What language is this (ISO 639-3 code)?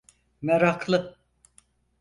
tur